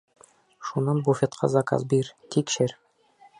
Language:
Bashkir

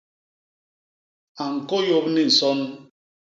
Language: Basaa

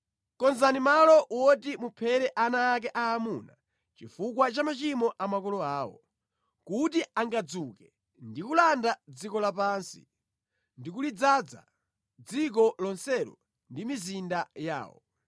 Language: Nyanja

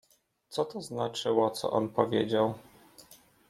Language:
Polish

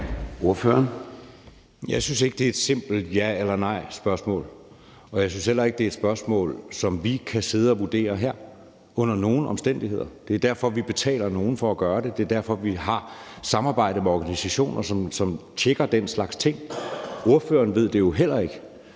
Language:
Danish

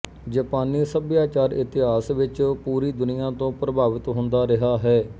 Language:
Punjabi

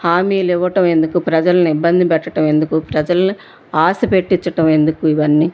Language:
Telugu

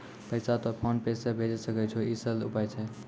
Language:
Maithili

